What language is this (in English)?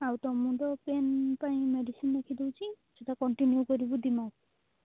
Odia